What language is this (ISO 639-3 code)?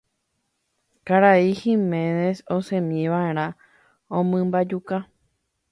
grn